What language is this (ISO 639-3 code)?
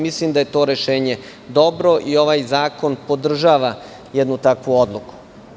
srp